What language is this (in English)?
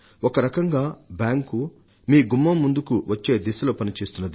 Telugu